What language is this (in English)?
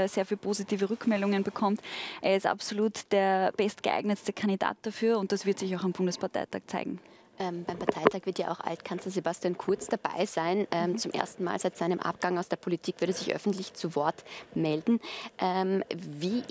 German